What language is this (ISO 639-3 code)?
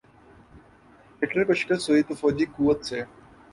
urd